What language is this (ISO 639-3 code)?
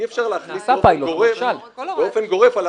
heb